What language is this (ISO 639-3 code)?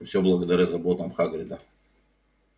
rus